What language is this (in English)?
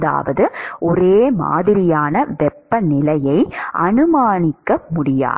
Tamil